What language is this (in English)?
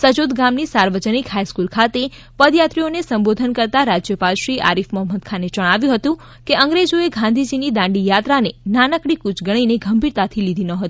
Gujarati